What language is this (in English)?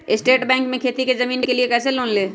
Magahi